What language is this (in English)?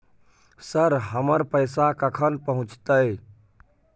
Maithili